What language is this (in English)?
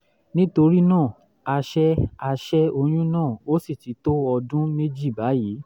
Yoruba